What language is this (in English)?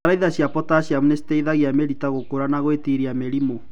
Kikuyu